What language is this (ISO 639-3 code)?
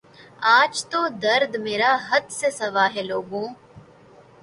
urd